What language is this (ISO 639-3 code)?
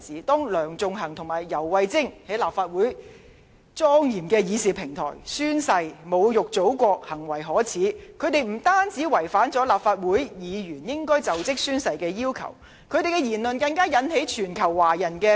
yue